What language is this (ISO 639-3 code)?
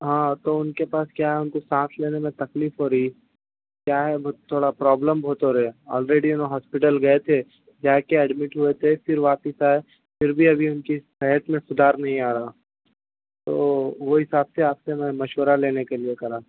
urd